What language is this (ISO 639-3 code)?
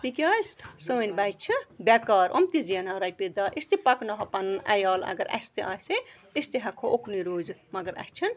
kas